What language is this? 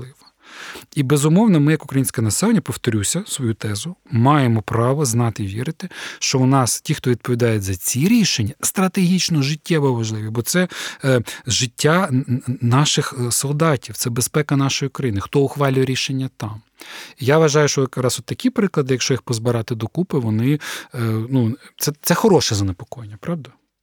Ukrainian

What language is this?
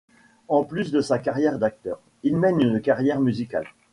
French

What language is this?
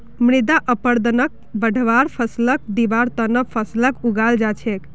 Magahi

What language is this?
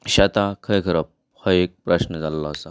Konkani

